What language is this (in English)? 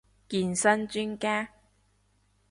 Cantonese